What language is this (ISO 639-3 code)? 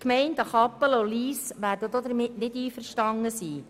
gsw